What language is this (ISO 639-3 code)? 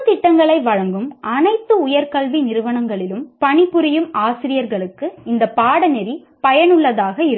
tam